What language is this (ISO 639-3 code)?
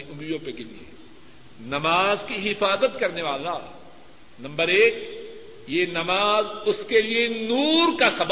urd